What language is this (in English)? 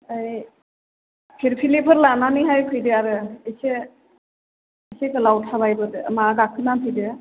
Bodo